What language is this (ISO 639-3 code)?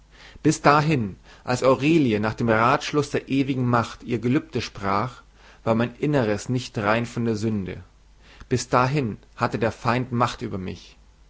deu